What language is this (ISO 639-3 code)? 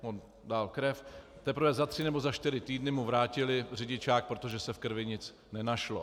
ces